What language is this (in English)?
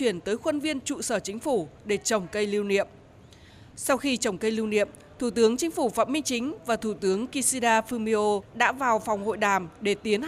Vietnamese